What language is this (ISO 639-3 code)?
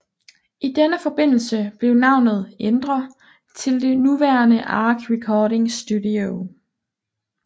dan